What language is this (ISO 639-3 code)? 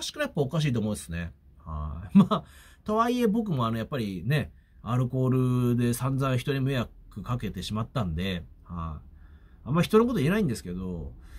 jpn